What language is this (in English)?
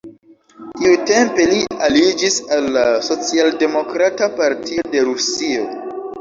Esperanto